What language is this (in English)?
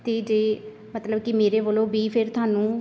Punjabi